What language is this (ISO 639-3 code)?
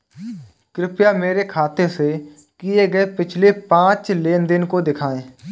hin